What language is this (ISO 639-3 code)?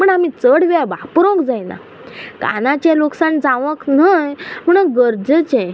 kok